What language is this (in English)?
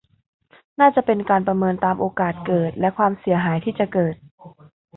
Thai